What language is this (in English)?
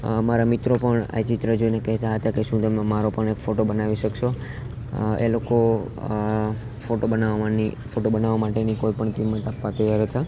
Gujarati